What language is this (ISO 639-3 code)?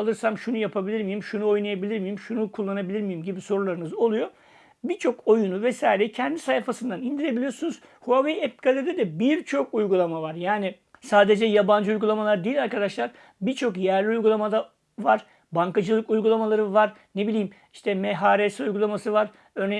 tur